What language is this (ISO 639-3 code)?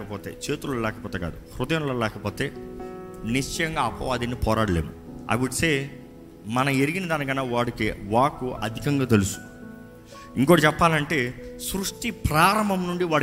tel